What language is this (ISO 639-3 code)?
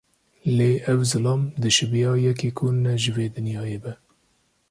kur